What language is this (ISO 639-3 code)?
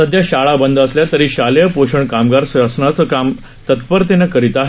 mar